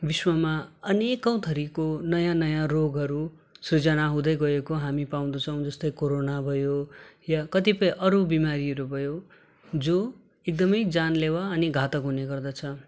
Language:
Nepali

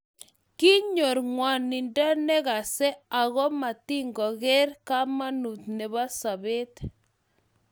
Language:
Kalenjin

